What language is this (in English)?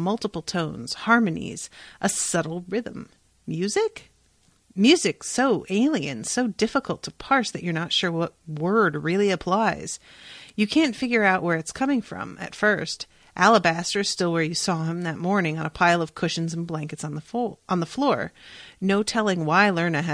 English